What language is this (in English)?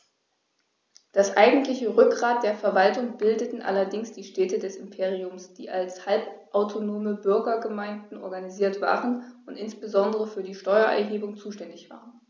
German